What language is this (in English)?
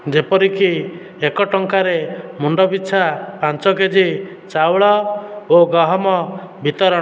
Odia